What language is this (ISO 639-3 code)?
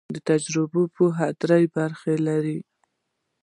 pus